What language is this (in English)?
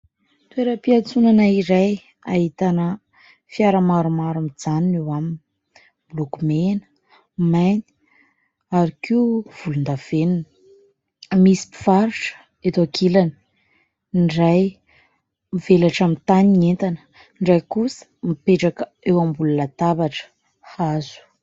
Malagasy